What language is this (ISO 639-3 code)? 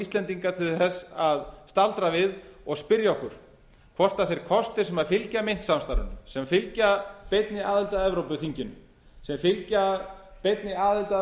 isl